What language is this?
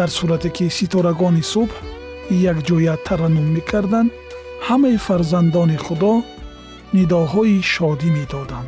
Persian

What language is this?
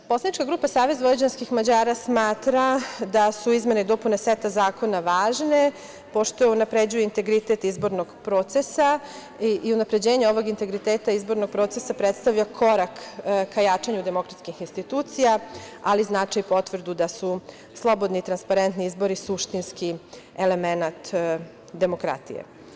Serbian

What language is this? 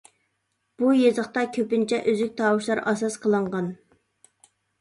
Uyghur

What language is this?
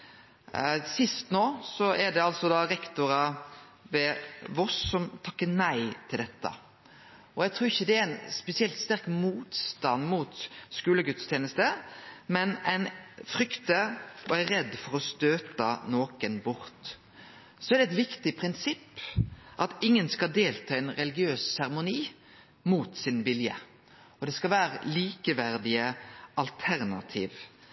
Norwegian Nynorsk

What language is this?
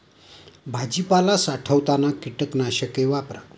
Marathi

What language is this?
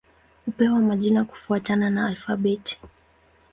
Swahili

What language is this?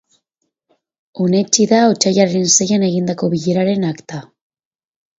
Basque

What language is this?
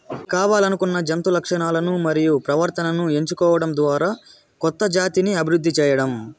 Telugu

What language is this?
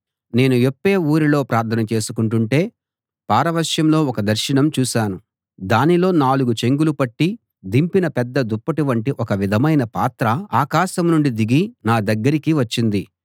Telugu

